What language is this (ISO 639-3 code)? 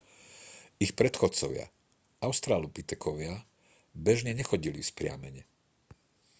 slk